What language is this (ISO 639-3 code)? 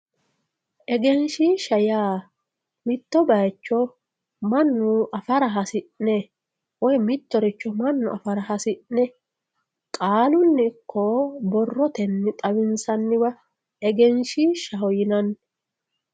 sid